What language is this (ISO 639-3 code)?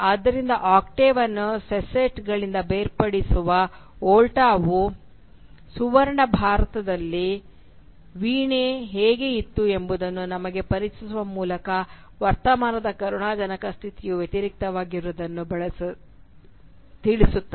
kan